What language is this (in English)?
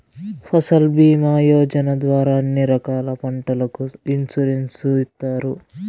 Telugu